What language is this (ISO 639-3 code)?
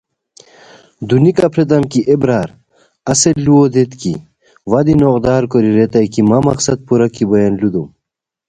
khw